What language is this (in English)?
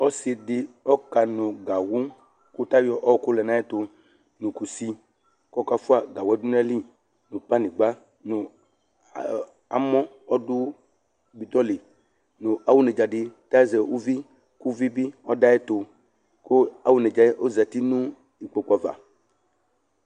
Ikposo